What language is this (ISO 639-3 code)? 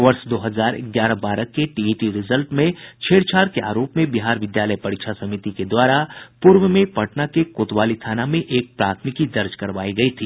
hin